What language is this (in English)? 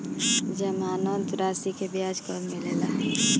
Bhojpuri